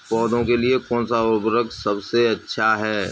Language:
Hindi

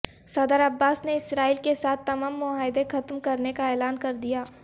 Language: Urdu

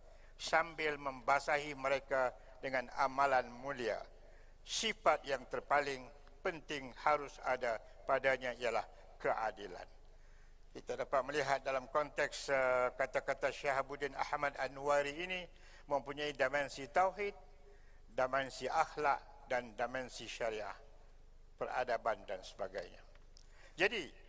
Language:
Malay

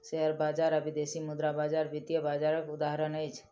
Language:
Maithili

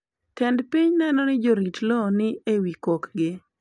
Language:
Luo (Kenya and Tanzania)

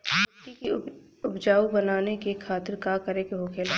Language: Bhojpuri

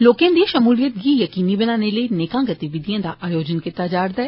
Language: Dogri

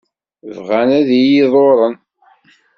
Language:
Kabyle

